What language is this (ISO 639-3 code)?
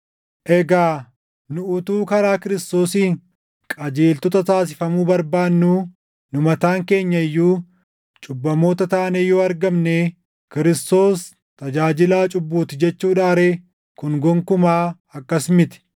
orm